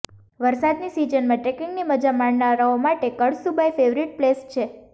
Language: Gujarati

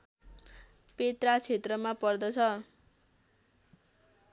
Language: Nepali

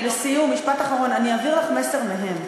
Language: Hebrew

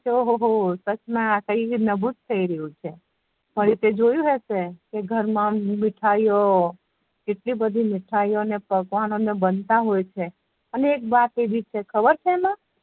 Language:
Gujarati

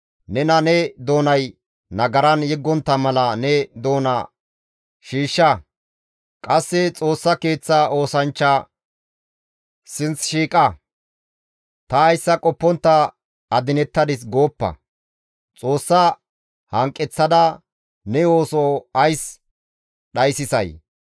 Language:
Gamo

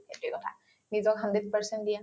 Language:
Assamese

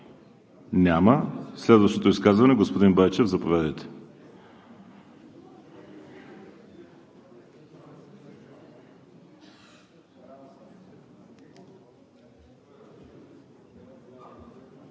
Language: Bulgarian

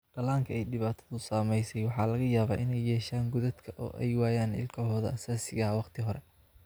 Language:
Somali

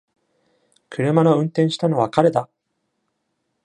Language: Japanese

